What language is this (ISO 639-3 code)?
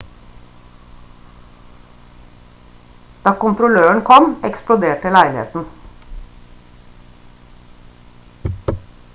nob